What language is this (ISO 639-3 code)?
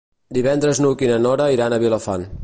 cat